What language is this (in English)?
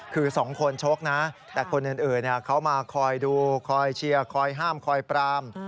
Thai